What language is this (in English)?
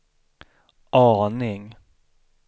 Swedish